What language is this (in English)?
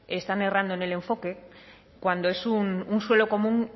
Spanish